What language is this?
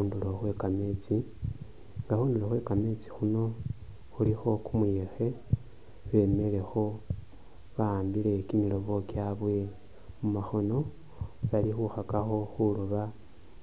Masaaba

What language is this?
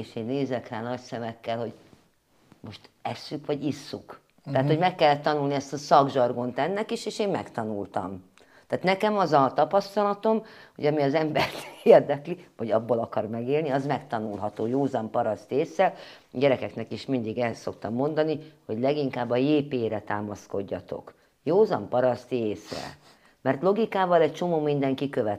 Hungarian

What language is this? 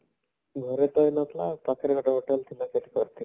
Odia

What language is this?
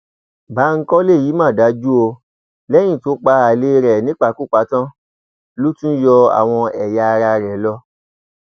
Yoruba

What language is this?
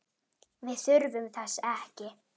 Icelandic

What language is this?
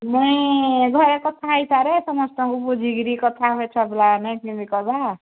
Odia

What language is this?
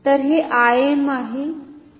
Marathi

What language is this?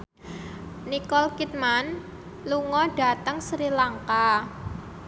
Javanese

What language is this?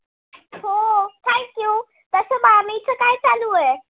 Marathi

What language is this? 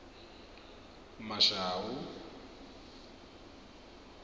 Venda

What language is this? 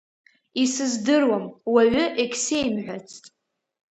Abkhazian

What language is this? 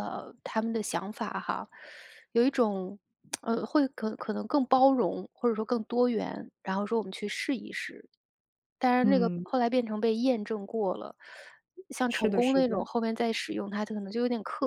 Chinese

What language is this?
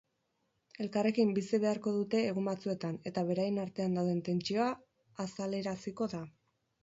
Basque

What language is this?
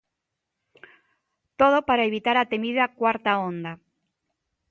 Galician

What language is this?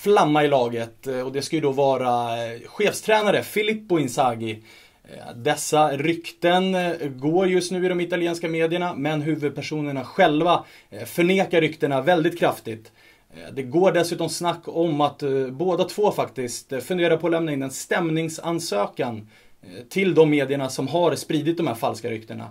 Swedish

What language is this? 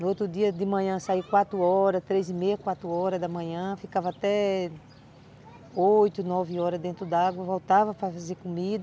Portuguese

